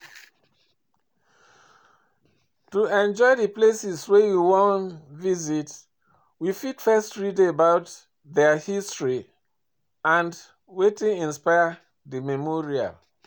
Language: Nigerian Pidgin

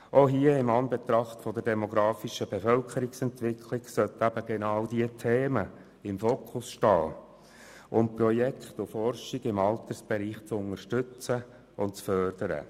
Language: Swiss German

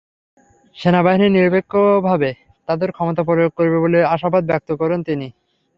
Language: Bangla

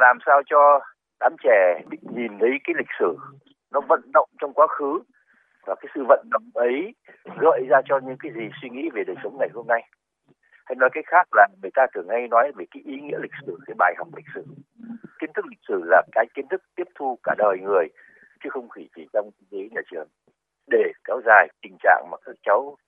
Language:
Vietnamese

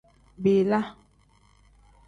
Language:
Tem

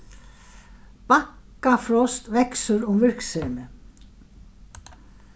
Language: Faroese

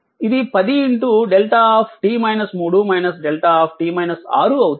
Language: Telugu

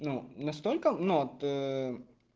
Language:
Russian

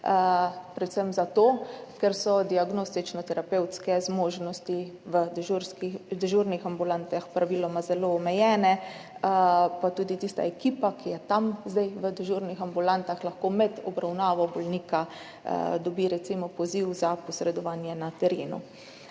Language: Slovenian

